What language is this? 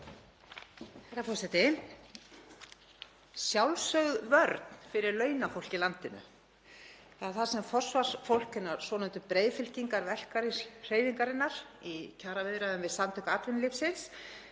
Icelandic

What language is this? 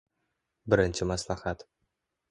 Uzbek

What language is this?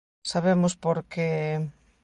Galician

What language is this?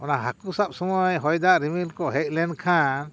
Santali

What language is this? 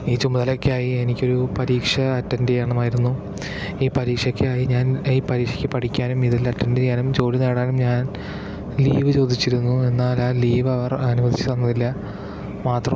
Malayalam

